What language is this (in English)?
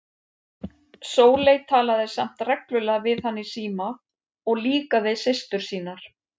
Icelandic